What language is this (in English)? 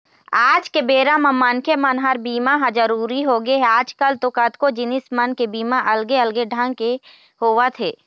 Chhattisgarhi